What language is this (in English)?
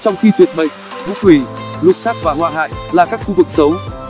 Vietnamese